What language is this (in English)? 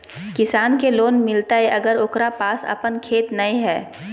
Magahi